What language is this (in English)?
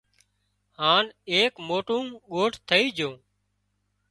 Wadiyara Koli